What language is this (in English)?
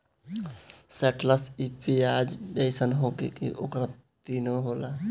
Bhojpuri